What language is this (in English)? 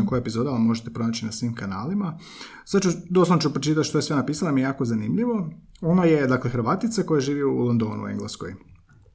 Croatian